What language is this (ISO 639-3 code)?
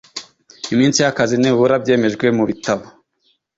kin